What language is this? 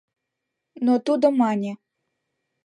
Mari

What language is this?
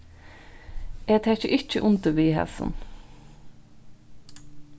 Faroese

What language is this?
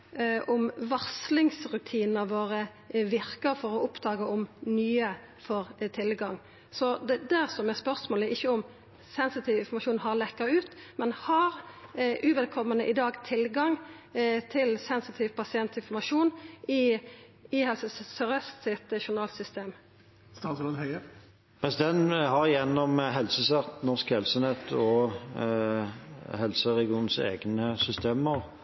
Norwegian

